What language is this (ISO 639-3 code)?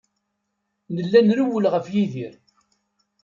kab